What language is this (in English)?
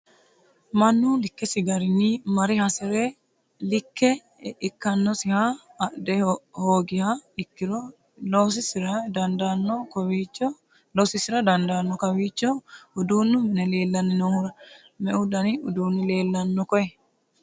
Sidamo